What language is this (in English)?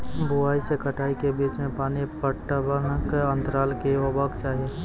Maithili